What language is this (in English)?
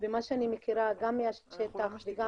Hebrew